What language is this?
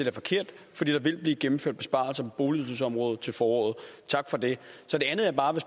Danish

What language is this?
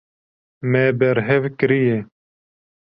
Kurdish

